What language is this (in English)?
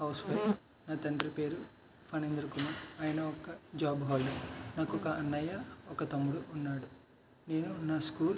Telugu